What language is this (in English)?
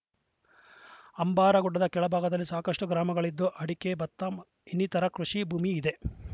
Kannada